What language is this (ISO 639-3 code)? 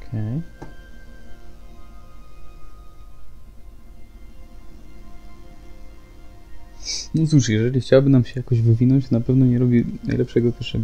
pol